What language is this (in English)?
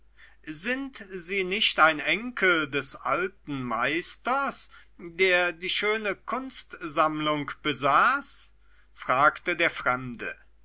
German